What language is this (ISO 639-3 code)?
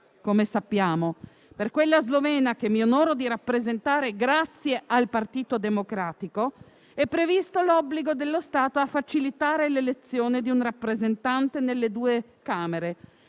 ita